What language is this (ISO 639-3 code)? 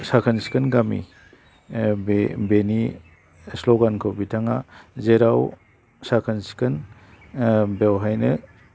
brx